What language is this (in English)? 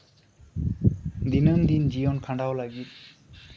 Santali